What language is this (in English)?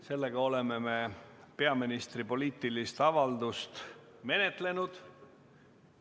Estonian